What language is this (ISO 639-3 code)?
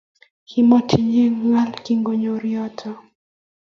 kln